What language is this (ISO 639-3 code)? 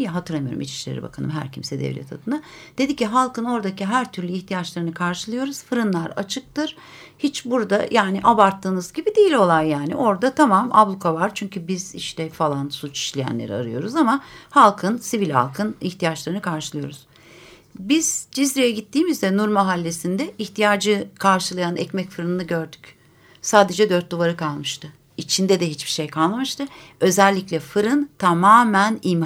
tur